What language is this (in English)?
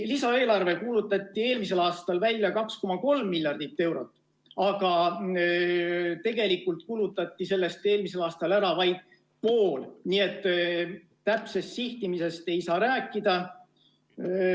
Estonian